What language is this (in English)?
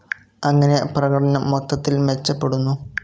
Malayalam